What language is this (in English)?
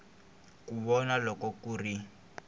Tsonga